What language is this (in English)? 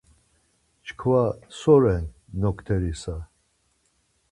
Laz